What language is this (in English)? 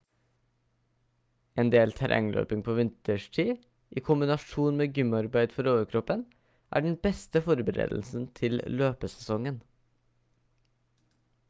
Norwegian Bokmål